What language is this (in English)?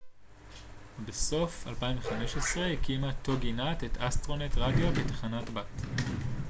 Hebrew